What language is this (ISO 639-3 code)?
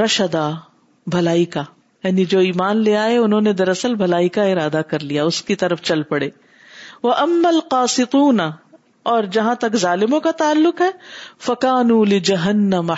urd